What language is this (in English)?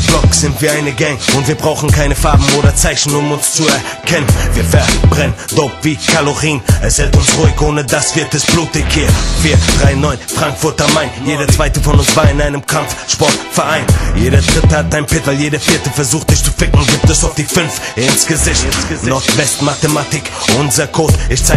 German